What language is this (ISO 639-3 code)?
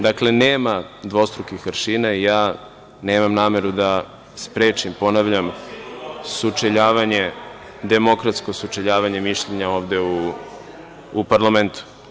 srp